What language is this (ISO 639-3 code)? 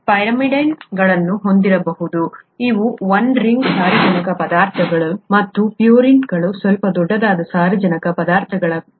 kan